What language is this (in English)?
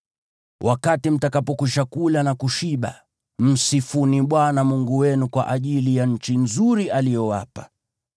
Swahili